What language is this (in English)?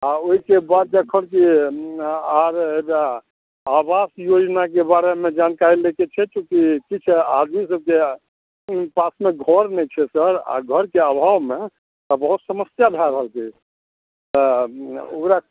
Maithili